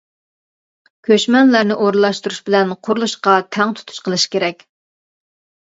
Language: Uyghur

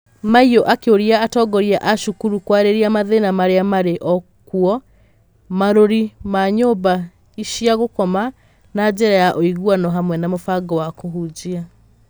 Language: Kikuyu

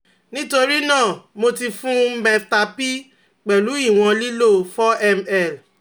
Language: Yoruba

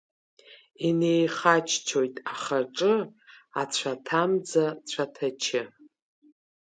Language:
Abkhazian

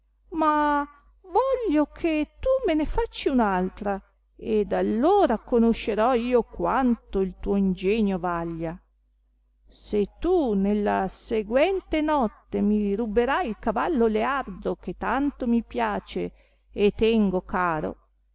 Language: Italian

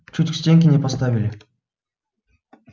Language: Russian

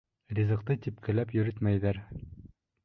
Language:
Bashkir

